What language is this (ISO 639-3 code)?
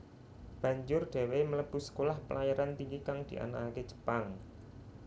jav